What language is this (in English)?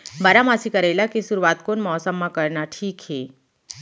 Chhattisgarhi